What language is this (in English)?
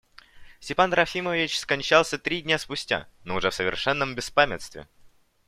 Russian